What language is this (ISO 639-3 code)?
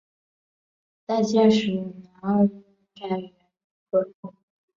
zho